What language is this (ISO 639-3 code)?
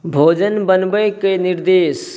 mai